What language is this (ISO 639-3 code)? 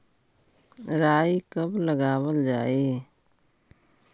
mag